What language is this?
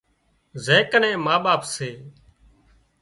Wadiyara Koli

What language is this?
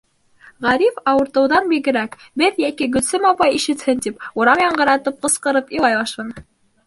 Bashkir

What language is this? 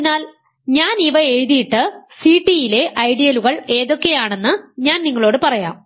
Malayalam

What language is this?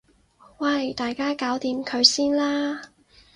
Cantonese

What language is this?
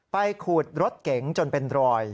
Thai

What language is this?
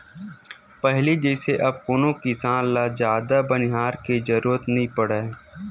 Chhattisgarhi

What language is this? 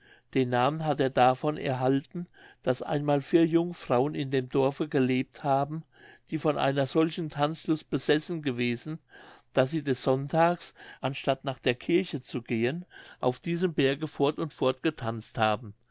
German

